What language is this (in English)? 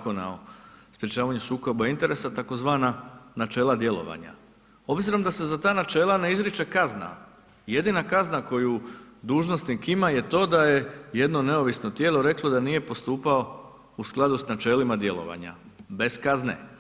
Croatian